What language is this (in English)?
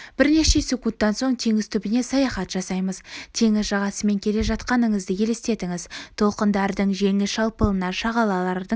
Kazakh